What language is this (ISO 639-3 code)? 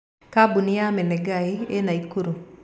kik